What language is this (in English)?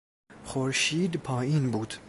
Persian